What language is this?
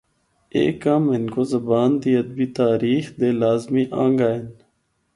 Northern Hindko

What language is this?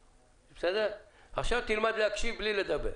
Hebrew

